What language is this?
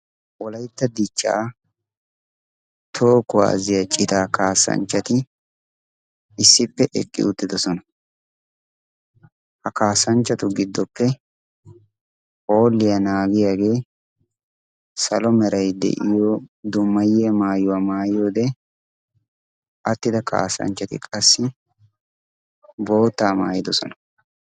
Wolaytta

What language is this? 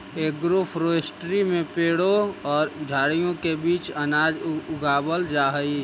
Magahi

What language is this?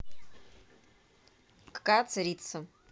Russian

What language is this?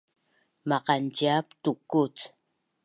Bunun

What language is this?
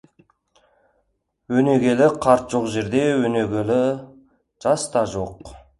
Kazakh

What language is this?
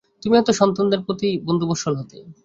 Bangla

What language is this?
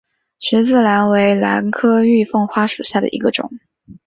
Chinese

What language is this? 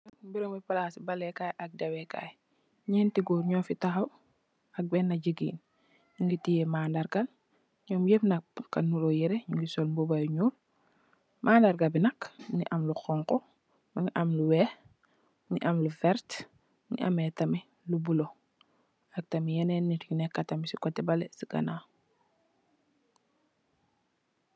Wolof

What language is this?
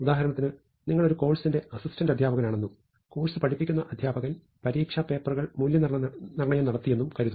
Malayalam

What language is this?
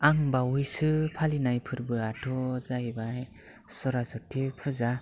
Bodo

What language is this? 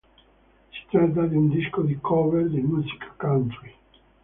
Italian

